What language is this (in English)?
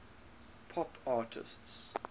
English